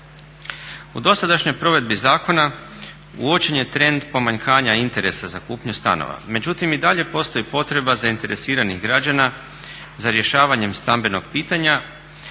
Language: Croatian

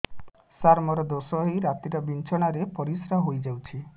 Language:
Odia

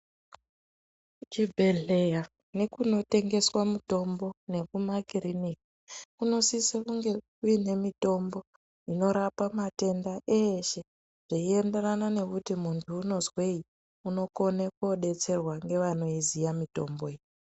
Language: Ndau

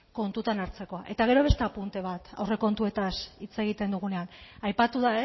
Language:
Basque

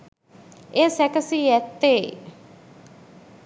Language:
Sinhala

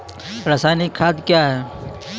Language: Maithili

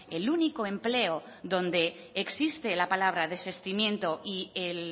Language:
Spanish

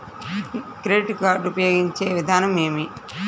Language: Telugu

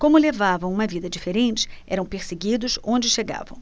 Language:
Portuguese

